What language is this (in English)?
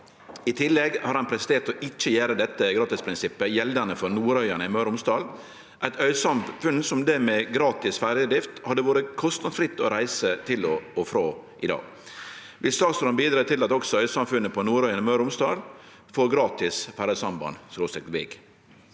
Norwegian